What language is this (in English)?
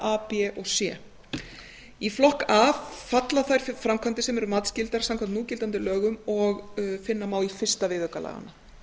Icelandic